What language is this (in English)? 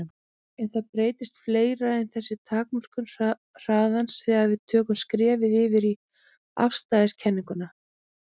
Icelandic